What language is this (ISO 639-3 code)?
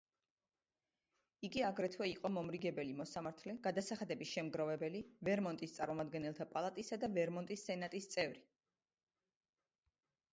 kat